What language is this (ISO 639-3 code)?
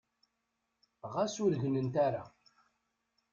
kab